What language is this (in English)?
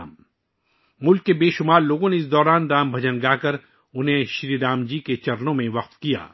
Urdu